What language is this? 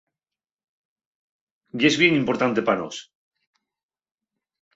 Asturian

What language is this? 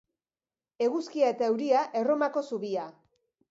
Basque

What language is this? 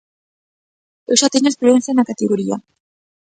Galician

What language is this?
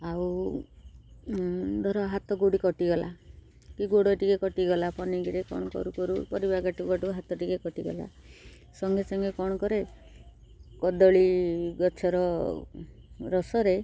Odia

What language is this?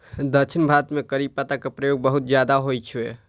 Maithili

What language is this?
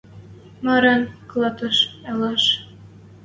Western Mari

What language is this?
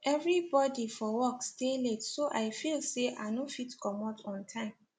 Nigerian Pidgin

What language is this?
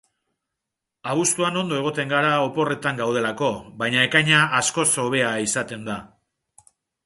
Basque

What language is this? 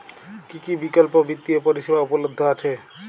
Bangla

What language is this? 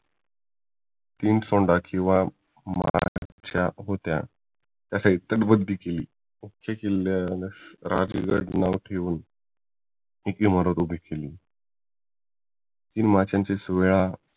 Marathi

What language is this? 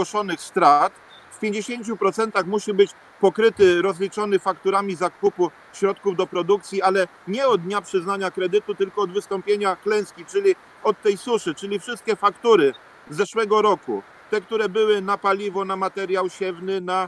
Polish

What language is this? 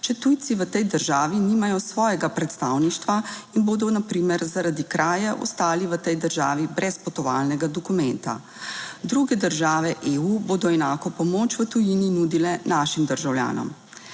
Slovenian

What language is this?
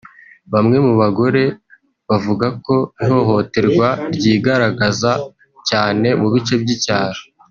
Kinyarwanda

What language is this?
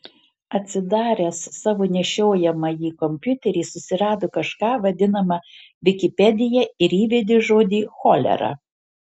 Lithuanian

